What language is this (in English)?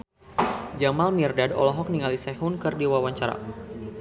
Sundanese